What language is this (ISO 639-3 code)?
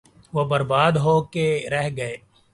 urd